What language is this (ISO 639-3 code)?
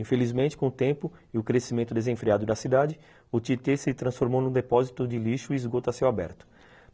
por